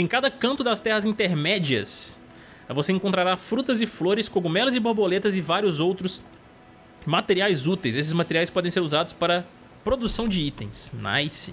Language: Portuguese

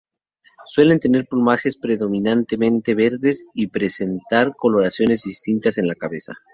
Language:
Spanish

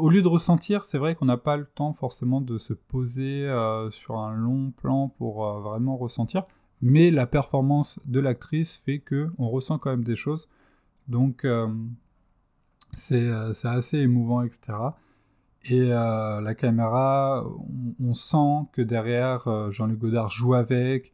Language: French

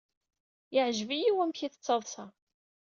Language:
Kabyle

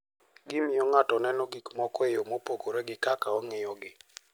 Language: Luo (Kenya and Tanzania)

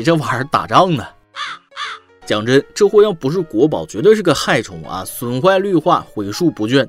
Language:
Chinese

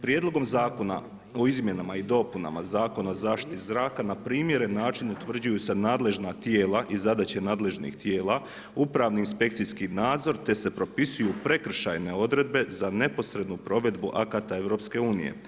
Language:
Croatian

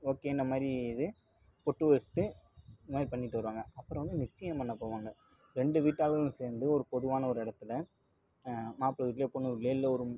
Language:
Tamil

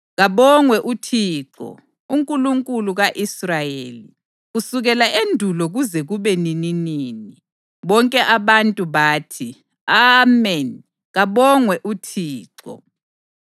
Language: North Ndebele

